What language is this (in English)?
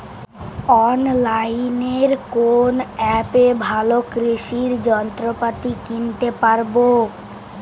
Bangla